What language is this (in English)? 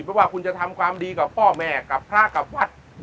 Thai